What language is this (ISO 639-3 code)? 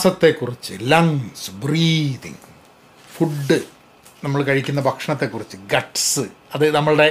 mal